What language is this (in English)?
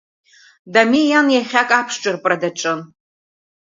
Abkhazian